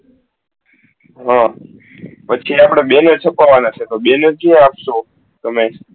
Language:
Gujarati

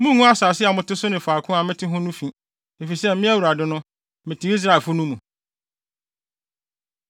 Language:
Akan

